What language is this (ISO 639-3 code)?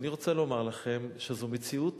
heb